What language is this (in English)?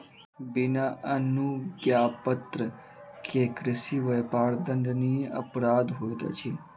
Maithili